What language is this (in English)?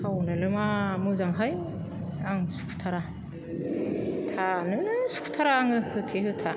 Bodo